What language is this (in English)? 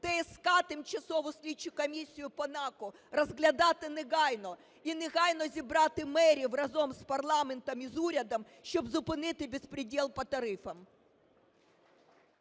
Ukrainian